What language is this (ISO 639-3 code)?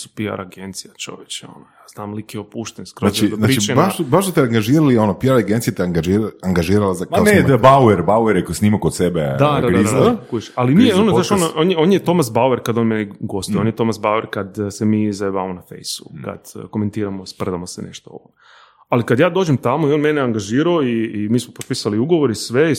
hrv